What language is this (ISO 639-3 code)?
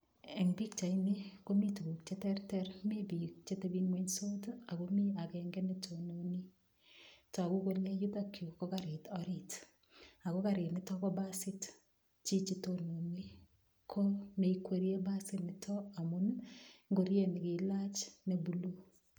kln